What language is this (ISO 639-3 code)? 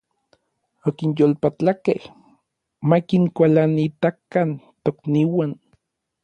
nlv